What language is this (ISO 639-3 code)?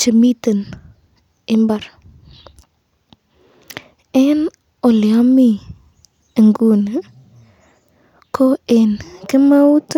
kln